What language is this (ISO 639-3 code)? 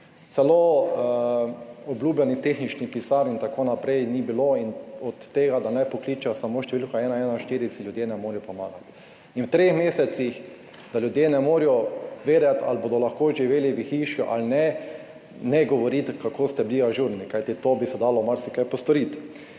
slv